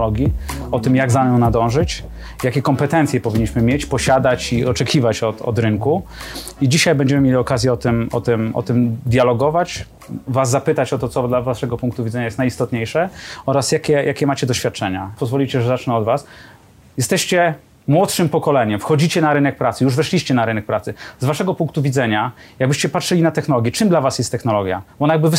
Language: Polish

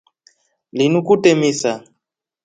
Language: Rombo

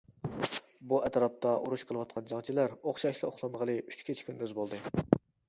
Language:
Uyghur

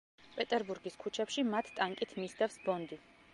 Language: Georgian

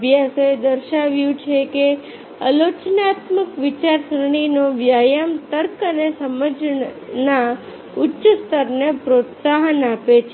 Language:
Gujarati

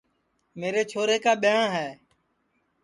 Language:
Sansi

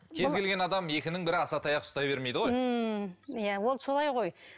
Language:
Kazakh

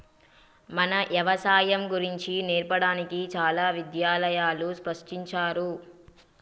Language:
Telugu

